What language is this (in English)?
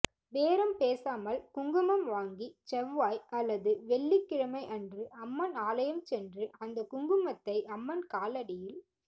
Tamil